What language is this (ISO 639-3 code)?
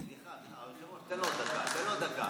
heb